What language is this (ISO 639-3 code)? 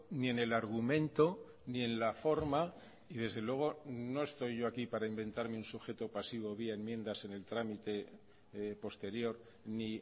spa